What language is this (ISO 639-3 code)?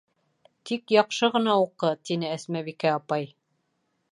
bak